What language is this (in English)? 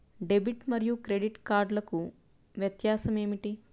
Telugu